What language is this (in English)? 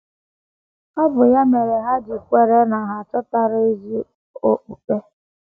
Igbo